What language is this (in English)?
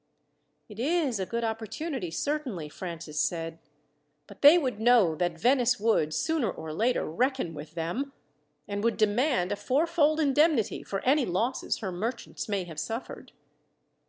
English